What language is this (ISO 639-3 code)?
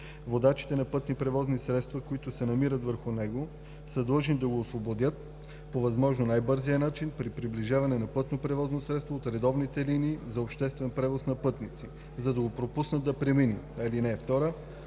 bul